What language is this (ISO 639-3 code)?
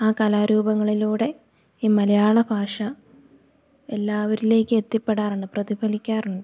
mal